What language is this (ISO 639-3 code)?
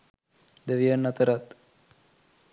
sin